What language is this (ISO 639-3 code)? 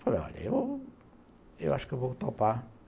por